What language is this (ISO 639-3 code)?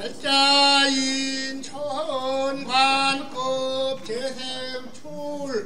kor